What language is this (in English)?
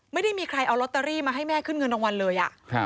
Thai